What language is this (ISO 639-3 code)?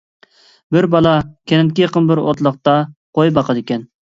uig